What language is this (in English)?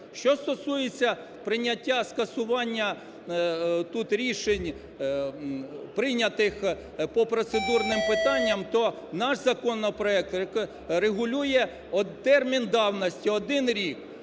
Ukrainian